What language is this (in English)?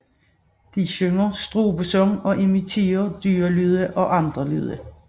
Danish